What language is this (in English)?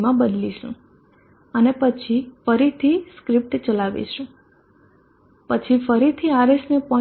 Gujarati